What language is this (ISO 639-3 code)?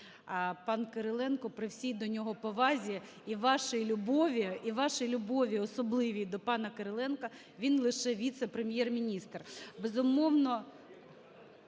ukr